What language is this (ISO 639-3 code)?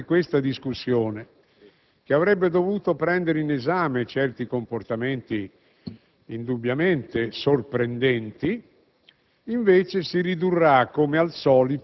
ita